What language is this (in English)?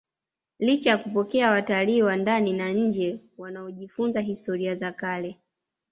Swahili